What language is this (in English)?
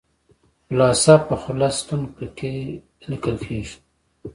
Pashto